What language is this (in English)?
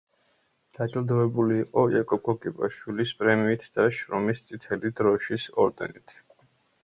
Georgian